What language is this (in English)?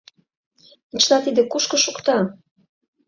Mari